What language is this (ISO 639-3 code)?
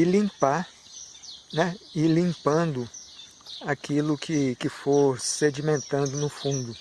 por